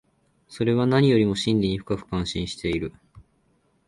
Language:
Japanese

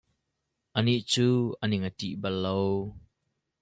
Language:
Hakha Chin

